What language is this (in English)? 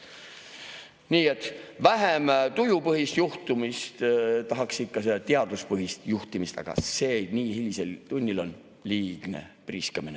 Estonian